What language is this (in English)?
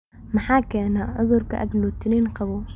Somali